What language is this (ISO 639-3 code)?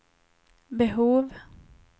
swe